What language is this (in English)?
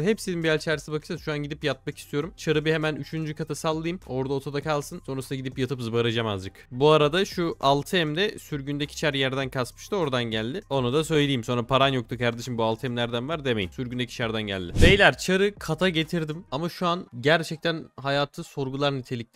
Turkish